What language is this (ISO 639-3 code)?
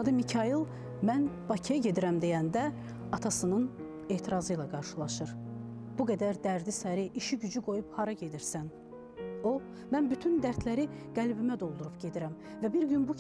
tur